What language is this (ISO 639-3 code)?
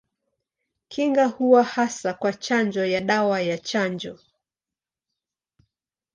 swa